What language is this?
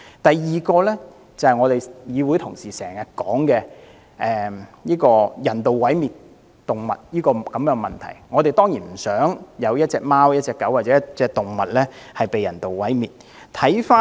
Cantonese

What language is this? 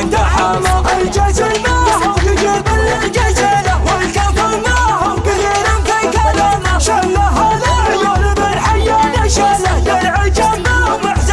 Arabic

